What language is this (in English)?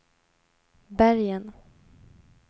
Swedish